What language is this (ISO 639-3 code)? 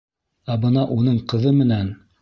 bak